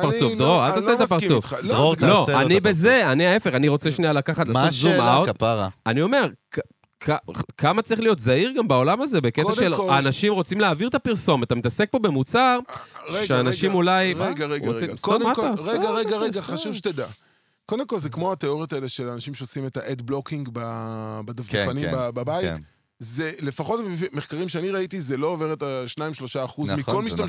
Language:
Hebrew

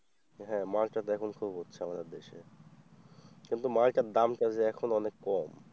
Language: Bangla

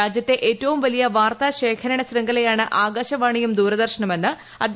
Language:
Malayalam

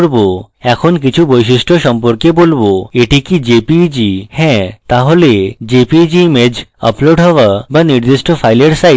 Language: Bangla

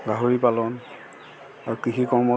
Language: Assamese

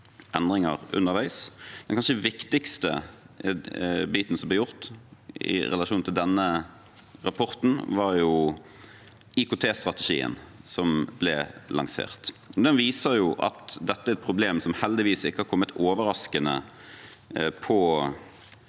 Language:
Norwegian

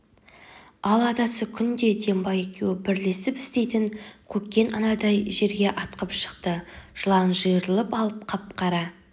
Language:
Kazakh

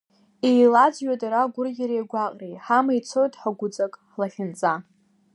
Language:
Abkhazian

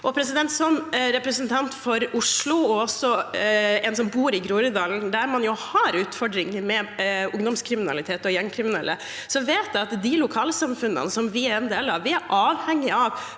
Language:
Norwegian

